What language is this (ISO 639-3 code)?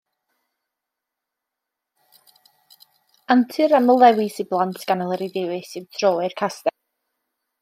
cym